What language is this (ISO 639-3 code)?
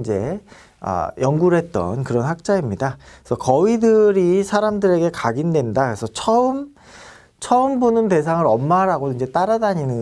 kor